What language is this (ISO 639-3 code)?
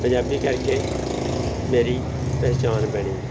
pan